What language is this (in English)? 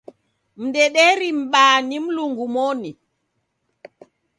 Taita